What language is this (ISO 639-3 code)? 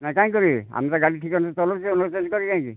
ori